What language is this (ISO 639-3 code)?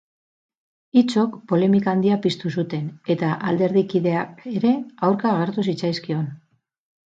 eus